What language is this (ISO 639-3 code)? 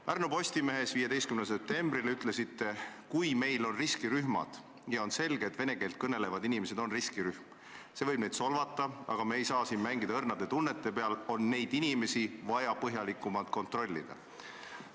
est